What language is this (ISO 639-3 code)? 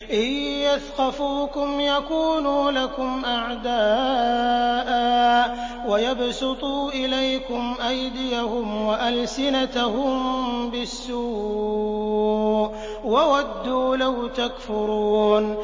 ara